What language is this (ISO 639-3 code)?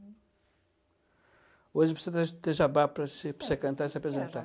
por